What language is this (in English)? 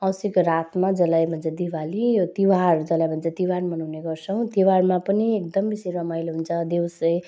Nepali